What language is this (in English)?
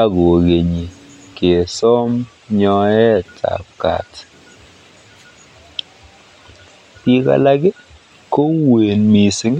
Kalenjin